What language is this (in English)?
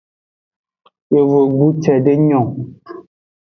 Aja (Benin)